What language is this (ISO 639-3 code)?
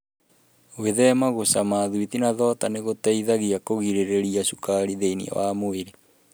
kik